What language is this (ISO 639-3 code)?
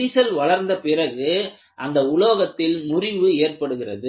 tam